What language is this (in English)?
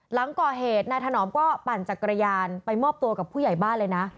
Thai